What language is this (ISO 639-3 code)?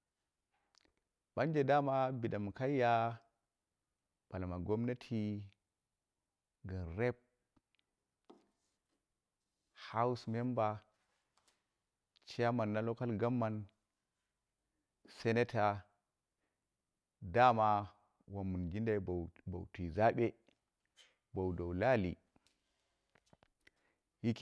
kna